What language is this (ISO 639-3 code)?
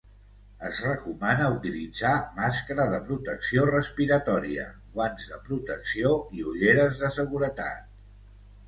cat